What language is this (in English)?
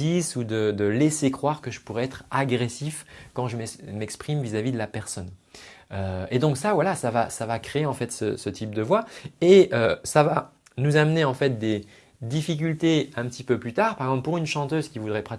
French